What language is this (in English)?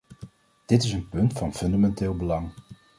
Dutch